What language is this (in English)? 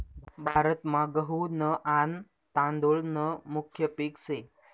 Marathi